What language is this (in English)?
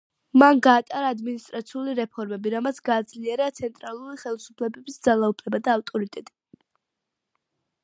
Georgian